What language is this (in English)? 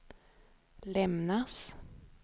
Swedish